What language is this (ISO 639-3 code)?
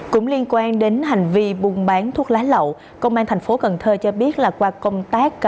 vie